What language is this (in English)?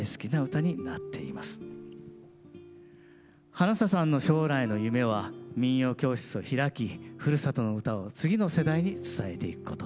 Japanese